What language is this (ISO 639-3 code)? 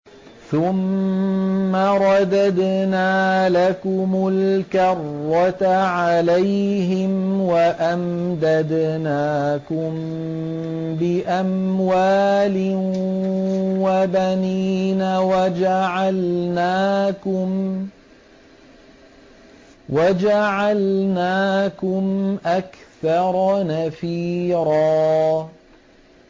ara